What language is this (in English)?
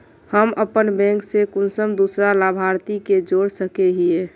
Magahi